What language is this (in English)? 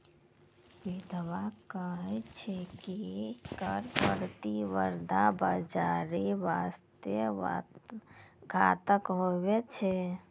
Maithili